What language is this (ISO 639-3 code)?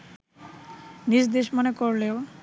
ben